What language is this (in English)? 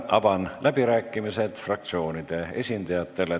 Estonian